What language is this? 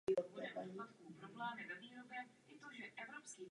Czech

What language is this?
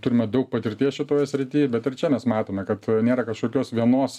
Lithuanian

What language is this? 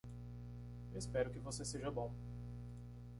Portuguese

